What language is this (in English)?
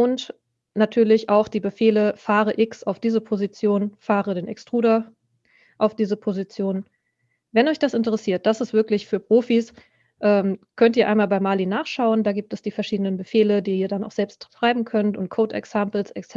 German